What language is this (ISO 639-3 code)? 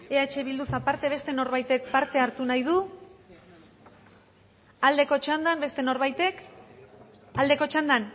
eus